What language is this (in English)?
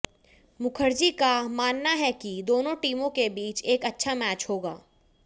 Hindi